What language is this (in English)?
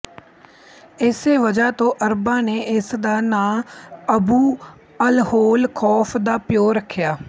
Punjabi